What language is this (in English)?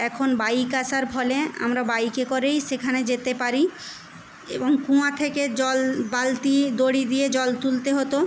Bangla